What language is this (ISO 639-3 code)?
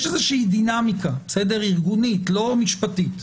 heb